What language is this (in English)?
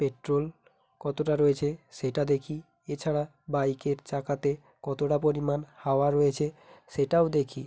Bangla